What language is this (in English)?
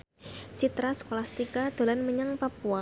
Javanese